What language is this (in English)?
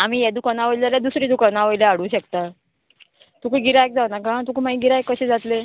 Konkani